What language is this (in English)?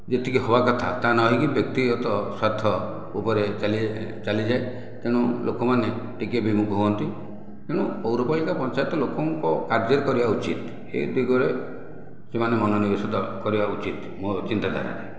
Odia